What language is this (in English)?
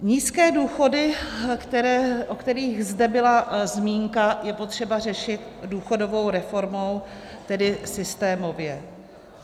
Czech